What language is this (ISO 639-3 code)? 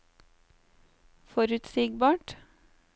nor